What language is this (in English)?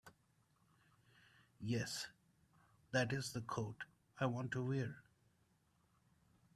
English